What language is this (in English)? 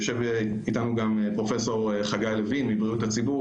Hebrew